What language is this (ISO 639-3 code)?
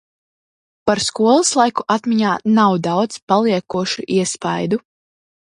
lav